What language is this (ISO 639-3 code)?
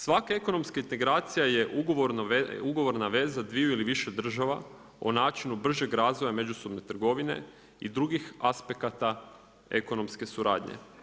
hrv